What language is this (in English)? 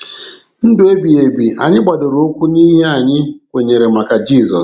Igbo